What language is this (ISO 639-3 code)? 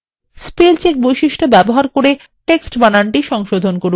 ben